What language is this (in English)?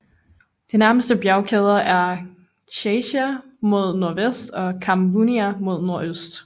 Danish